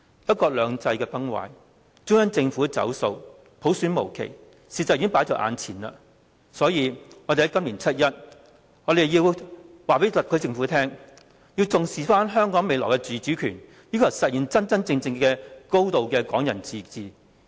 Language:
Cantonese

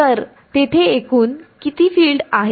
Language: Marathi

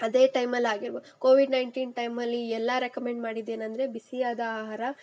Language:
Kannada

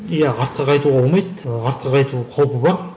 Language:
Kazakh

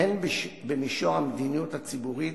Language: Hebrew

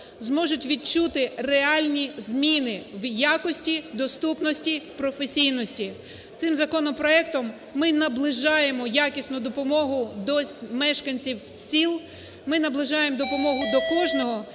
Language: Ukrainian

